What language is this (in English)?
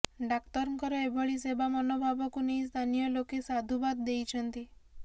Odia